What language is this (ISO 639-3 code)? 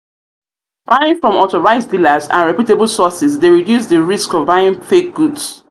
pcm